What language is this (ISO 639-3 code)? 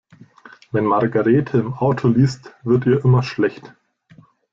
deu